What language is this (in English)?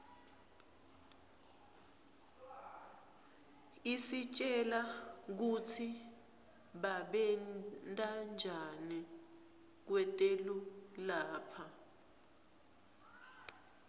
Swati